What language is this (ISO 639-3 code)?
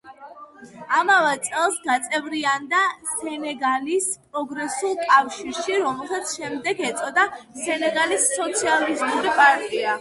kat